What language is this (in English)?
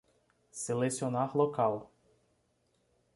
Portuguese